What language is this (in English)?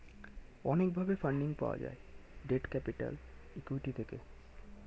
Bangla